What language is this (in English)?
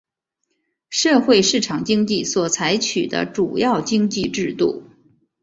Chinese